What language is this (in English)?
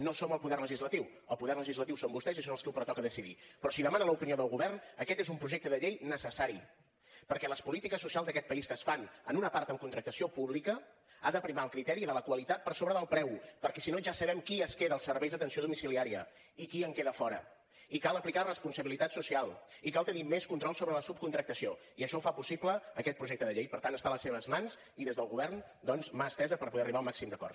Catalan